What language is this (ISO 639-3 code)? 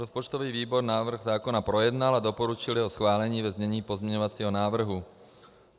ces